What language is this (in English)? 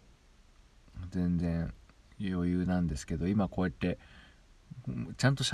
Japanese